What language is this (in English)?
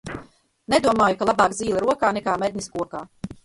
Latvian